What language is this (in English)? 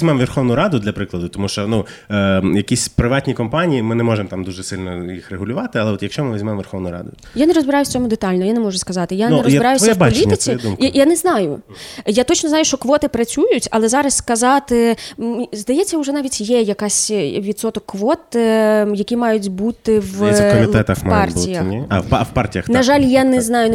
Ukrainian